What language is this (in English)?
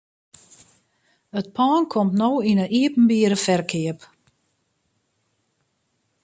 Western Frisian